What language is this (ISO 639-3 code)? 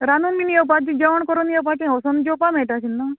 kok